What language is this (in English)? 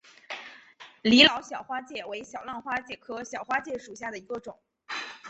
Chinese